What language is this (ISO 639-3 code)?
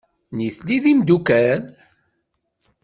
kab